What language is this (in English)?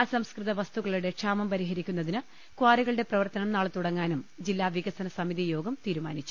Malayalam